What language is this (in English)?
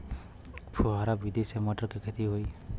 Bhojpuri